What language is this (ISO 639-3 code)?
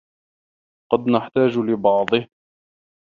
ara